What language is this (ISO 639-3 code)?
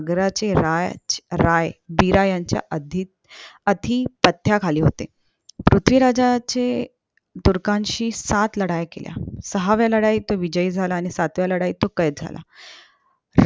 mar